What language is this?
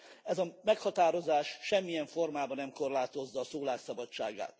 Hungarian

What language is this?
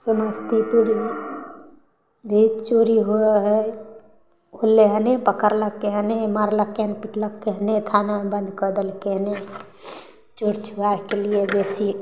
Maithili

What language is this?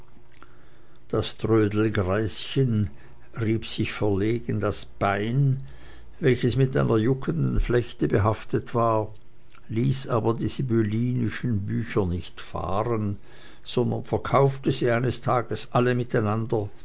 German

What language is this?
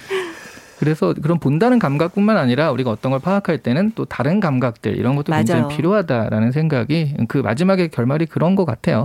Korean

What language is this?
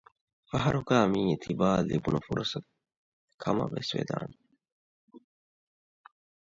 Divehi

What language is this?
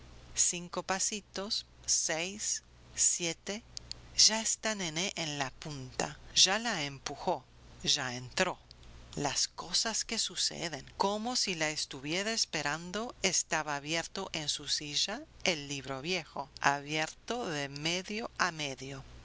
Spanish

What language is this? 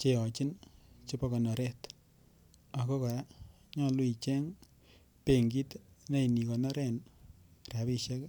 Kalenjin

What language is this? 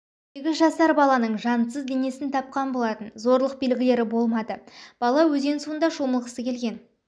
Kazakh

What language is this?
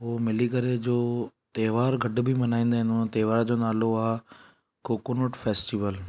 Sindhi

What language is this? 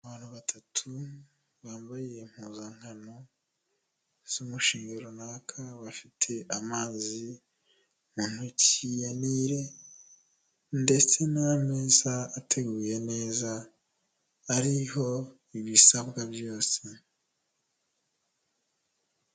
Kinyarwanda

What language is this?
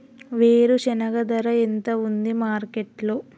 Telugu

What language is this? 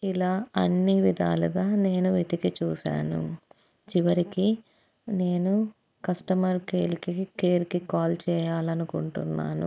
Telugu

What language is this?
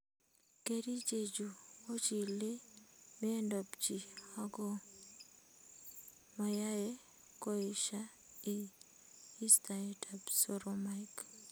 Kalenjin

